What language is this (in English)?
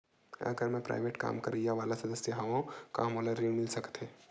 Chhattisgarhi